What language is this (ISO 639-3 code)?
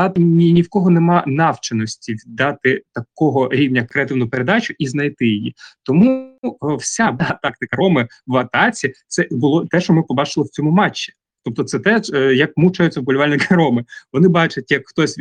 ukr